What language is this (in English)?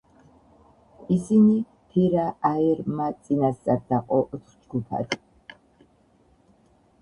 Georgian